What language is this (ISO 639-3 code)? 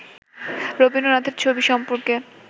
ben